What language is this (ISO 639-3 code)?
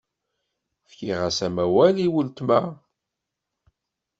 kab